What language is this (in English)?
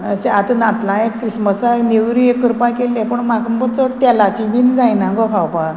Konkani